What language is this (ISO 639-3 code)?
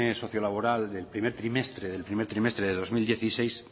spa